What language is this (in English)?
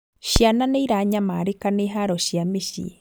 Kikuyu